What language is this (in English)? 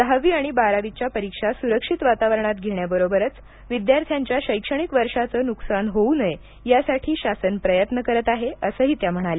Marathi